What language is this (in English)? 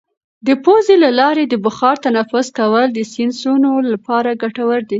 Pashto